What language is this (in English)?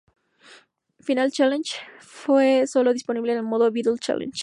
Spanish